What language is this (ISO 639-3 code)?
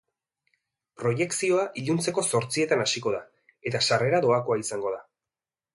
eus